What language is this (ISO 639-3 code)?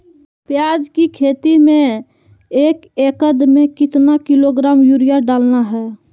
mag